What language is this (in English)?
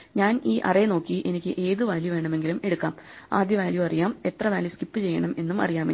Malayalam